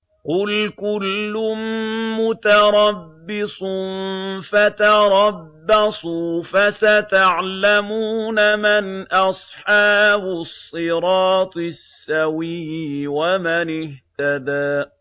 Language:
Arabic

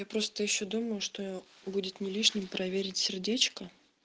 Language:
Russian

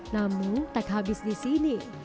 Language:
Indonesian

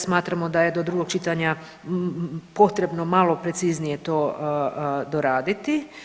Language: Croatian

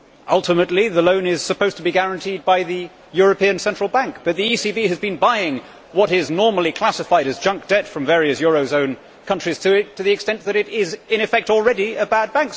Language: English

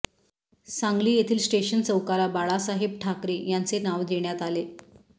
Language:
Marathi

